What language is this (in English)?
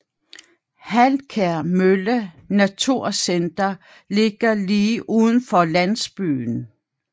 Danish